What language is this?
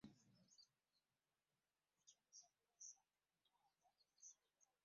Ganda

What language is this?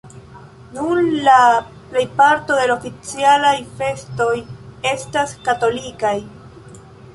Esperanto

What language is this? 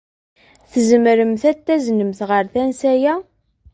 Kabyle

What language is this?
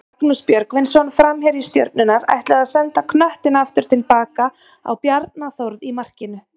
Icelandic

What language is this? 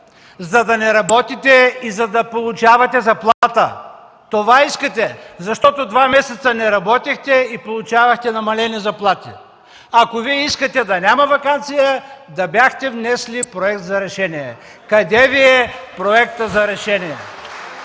Bulgarian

